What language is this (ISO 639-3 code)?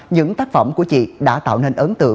vie